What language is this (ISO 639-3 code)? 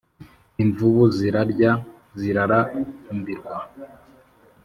kin